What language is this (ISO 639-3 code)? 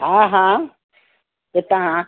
snd